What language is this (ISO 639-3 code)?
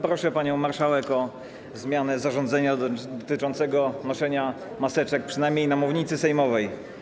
pol